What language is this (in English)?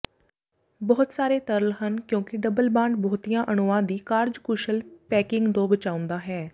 Punjabi